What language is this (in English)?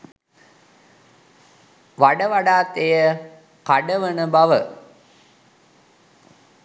Sinhala